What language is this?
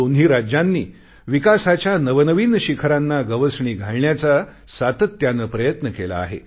Marathi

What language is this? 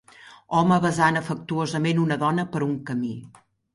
Catalan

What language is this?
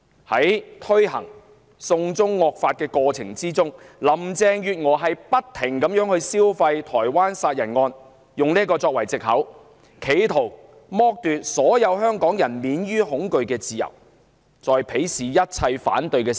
Cantonese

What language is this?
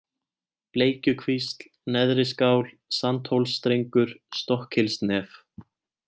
Icelandic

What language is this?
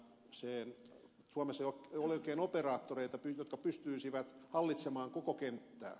Finnish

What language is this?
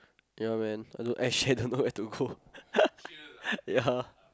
English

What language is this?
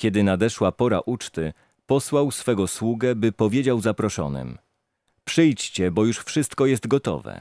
Polish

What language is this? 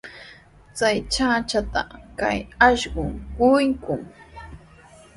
Sihuas Ancash Quechua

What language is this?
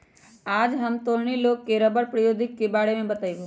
Magahi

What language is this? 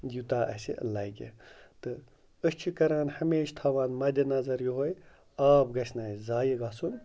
Kashmiri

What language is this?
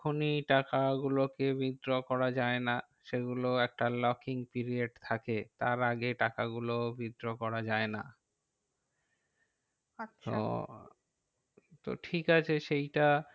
Bangla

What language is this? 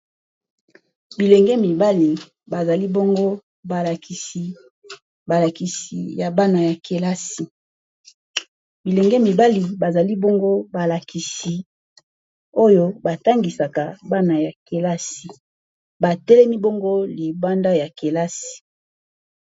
Lingala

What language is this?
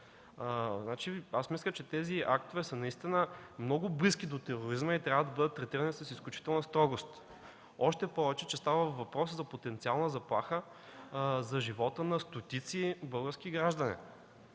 Bulgarian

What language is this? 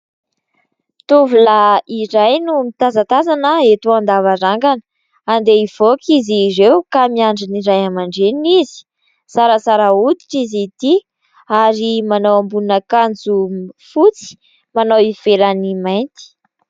Malagasy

